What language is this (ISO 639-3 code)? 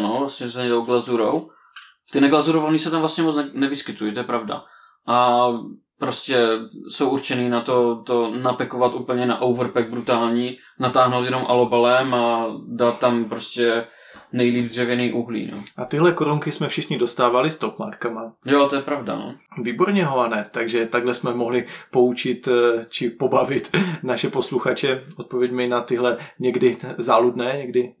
ces